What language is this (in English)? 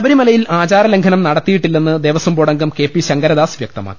Malayalam